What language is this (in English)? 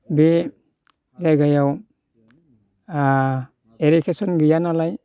Bodo